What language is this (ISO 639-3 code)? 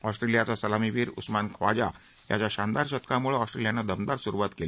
mar